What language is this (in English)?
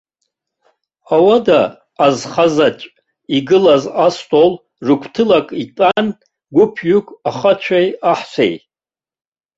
Abkhazian